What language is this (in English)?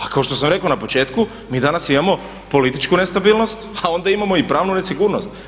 Croatian